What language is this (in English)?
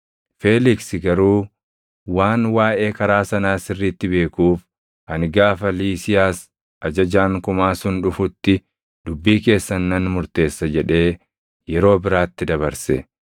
Oromo